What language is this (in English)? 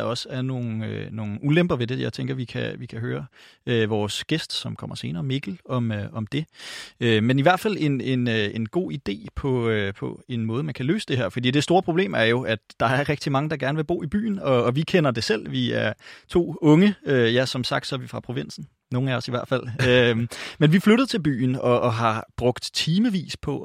Danish